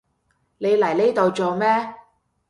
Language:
Cantonese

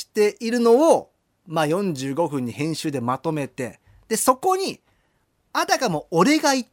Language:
Japanese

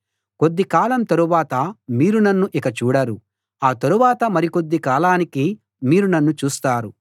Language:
Telugu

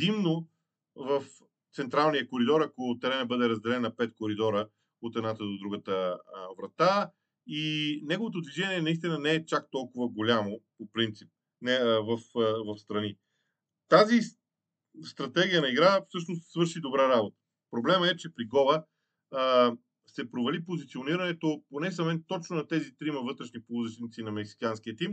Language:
Bulgarian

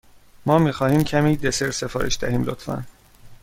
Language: Persian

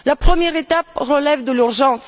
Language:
French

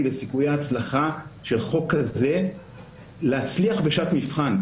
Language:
Hebrew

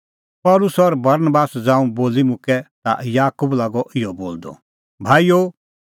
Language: Kullu Pahari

